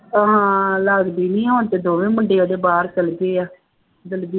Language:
Punjabi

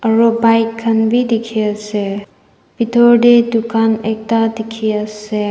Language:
Naga Pidgin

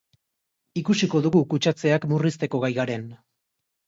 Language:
Basque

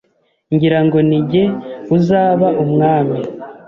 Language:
Kinyarwanda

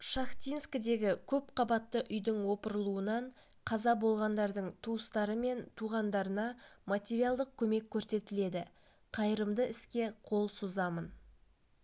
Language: Kazakh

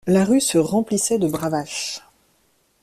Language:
French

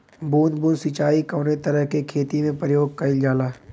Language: Bhojpuri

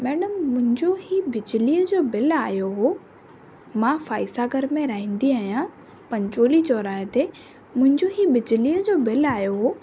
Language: Sindhi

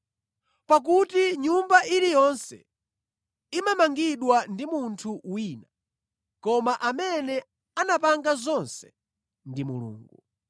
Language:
Nyanja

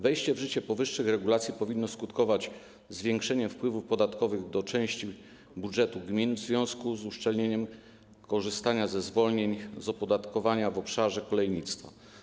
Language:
Polish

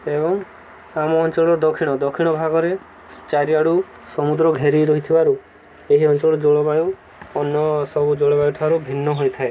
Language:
Odia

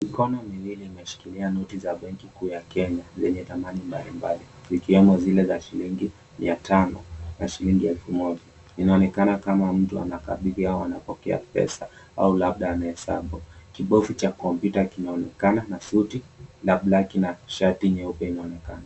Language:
Swahili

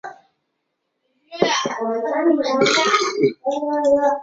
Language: Chinese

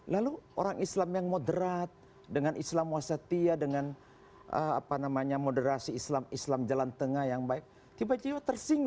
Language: Indonesian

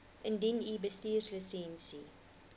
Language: Afrikaans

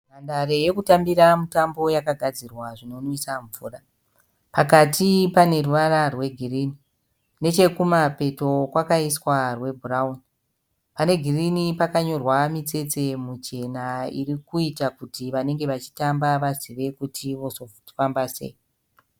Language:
Shona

